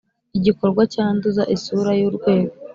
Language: Kinyarwanda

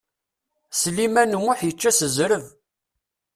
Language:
Kabyle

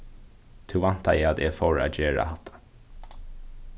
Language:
Faroese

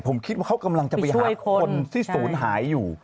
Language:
Thai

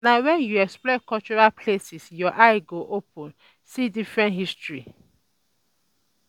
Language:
Nigerian Pidgin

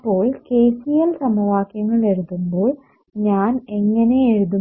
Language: Malayalam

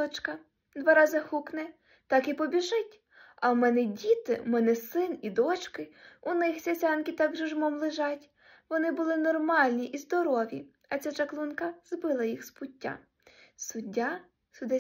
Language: Ukrainian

